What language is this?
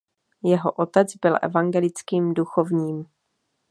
Czech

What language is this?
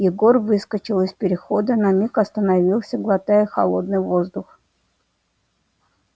Russian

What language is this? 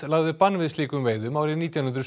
Icelandic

